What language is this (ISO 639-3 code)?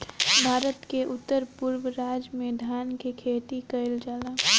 bho